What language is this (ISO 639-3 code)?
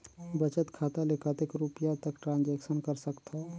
hne